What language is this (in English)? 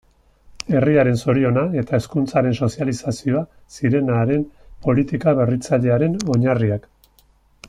Basque